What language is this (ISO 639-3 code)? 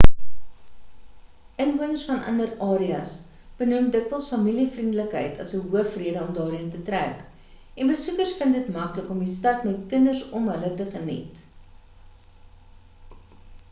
afr